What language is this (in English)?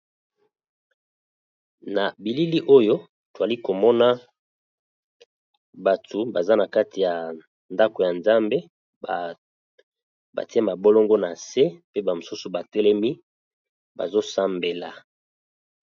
Lingala